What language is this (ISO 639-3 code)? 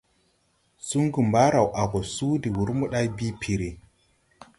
tui